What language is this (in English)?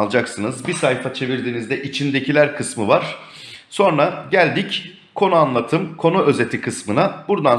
Turkish